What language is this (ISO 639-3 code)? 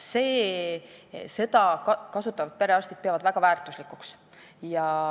est